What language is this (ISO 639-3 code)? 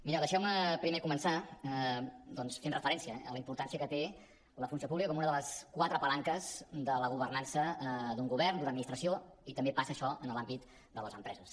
cat